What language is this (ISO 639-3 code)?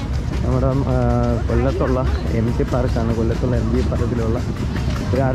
ind